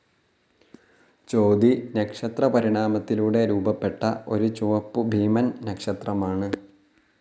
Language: Malayalam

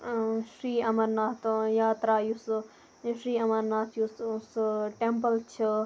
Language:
Kashmiri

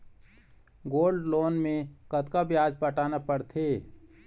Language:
Chhattisgarhi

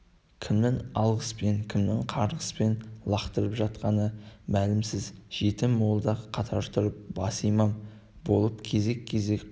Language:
Kazakh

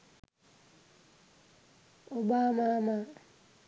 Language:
Sinhala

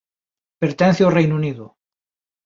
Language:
Galician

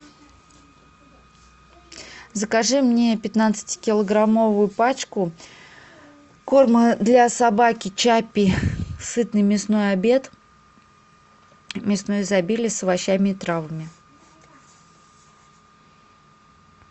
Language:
Russian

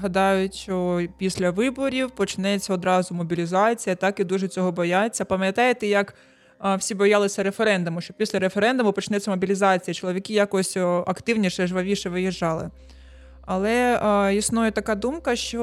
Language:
Ukrainian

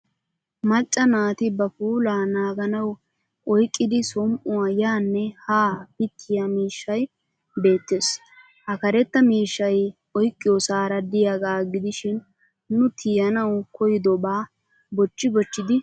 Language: Wolaytta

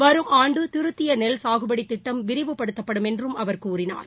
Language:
Tamil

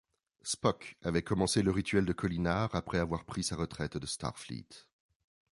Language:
French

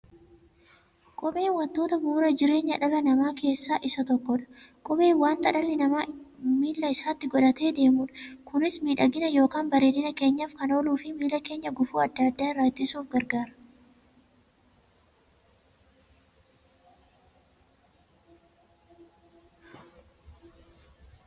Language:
Oromo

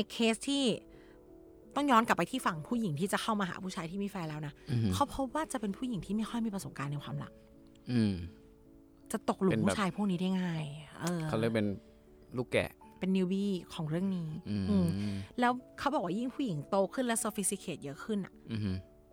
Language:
Thai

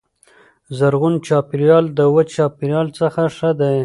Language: Pashto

